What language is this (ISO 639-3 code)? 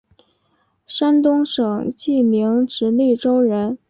zho